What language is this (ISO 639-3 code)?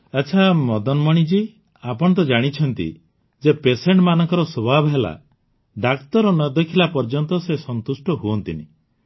ori